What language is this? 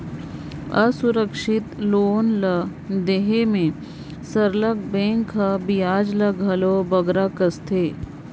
Chhattisgarhi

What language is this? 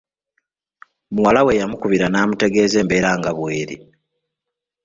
Ganda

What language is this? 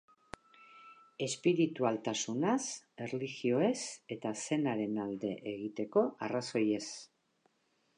Basque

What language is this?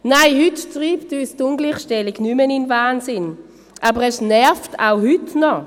Swiss German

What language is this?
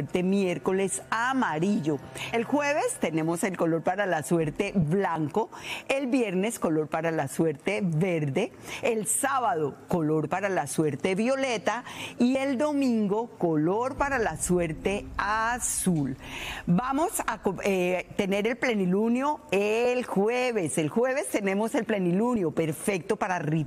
Spanish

